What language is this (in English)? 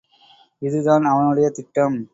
Tamil